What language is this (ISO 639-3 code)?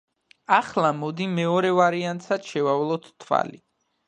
kat